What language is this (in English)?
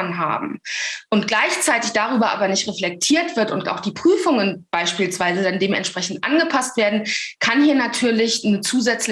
German